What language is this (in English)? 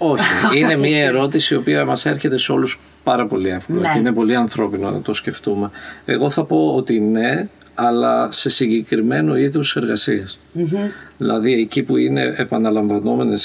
Greek